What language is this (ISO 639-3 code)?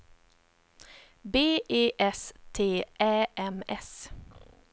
swe